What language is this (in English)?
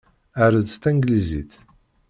Kabyle